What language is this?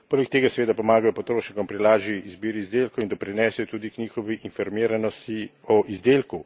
Slovenian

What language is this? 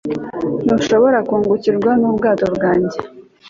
Kinyarwanda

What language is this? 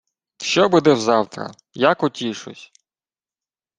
Ukrainian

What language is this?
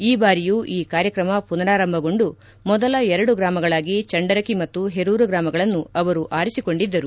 Kannada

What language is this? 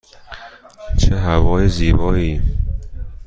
Persian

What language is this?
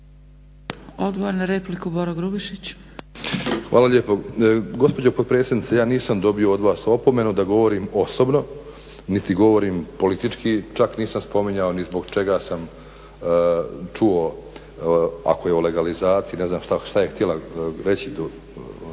Croatian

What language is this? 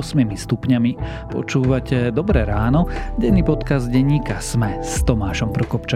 Slovak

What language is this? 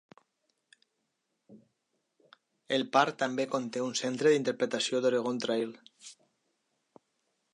Catalan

